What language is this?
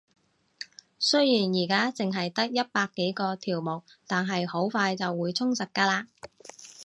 Cantonese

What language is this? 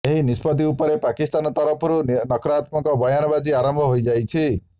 Odia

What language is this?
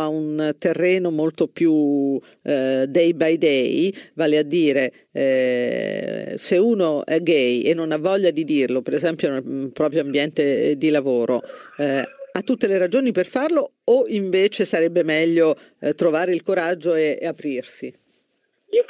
Italian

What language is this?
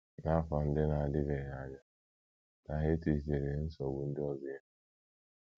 Igbo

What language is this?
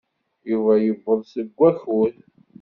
Kabyle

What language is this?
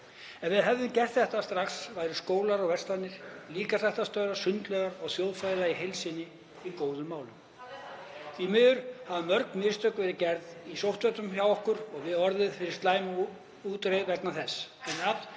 Icelandic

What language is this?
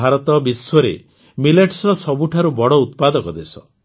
Odia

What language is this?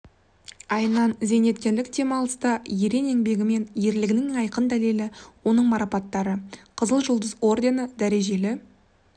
Kazakh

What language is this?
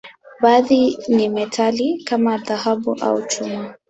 Swahili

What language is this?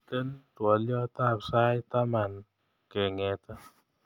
Kalenjin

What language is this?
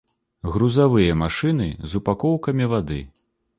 Belarusian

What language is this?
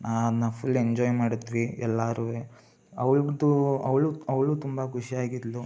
Kannada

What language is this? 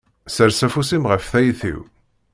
Kabyle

